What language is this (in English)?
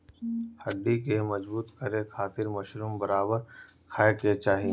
Bhojpuri